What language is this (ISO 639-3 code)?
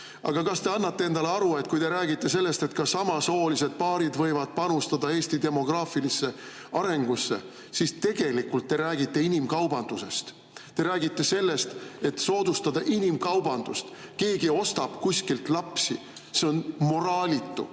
est